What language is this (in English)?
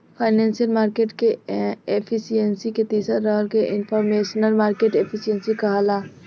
Bhojpuri